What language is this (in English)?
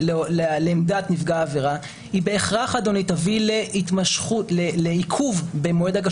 Hebrew